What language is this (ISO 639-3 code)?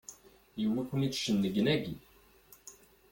kab